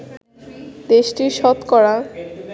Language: Bangla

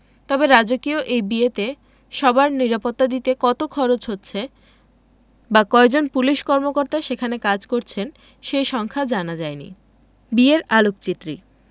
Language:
Bangla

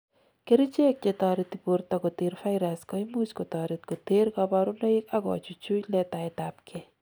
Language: Kalenjin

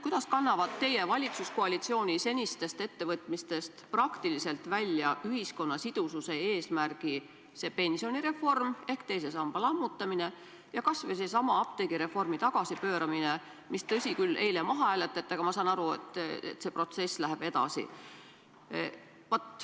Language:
Estonian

